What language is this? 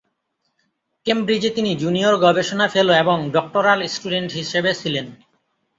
Bangla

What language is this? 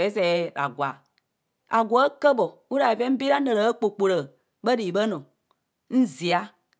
Kohumono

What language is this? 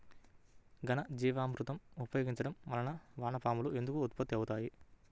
Telugu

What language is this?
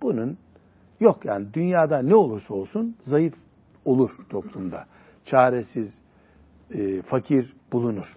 Turkish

